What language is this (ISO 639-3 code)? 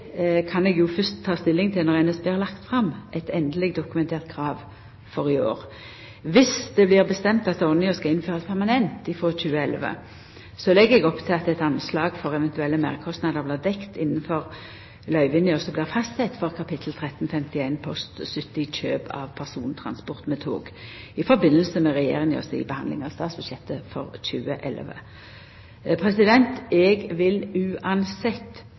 nno